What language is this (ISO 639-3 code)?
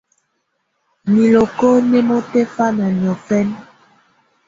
tvu